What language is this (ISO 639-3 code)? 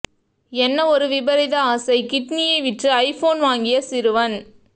tam